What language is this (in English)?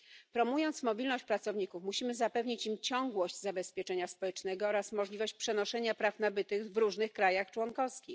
Polish